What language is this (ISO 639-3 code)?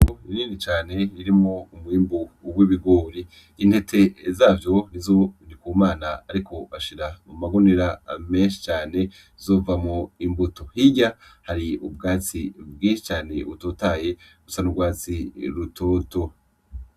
run